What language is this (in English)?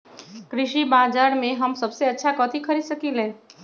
Magahi